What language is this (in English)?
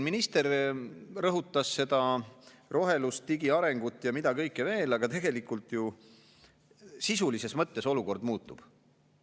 Estonian